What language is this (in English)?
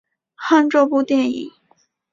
Chinese